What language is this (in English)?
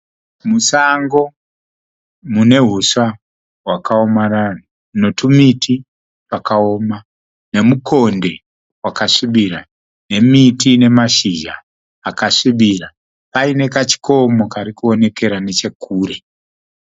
Shona